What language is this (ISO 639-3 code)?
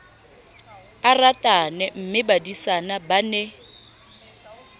sot